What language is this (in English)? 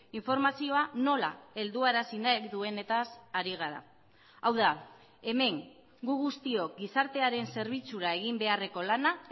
Basque